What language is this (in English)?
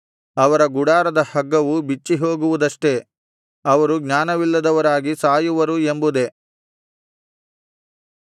Kannada